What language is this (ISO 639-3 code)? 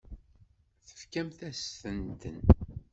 kab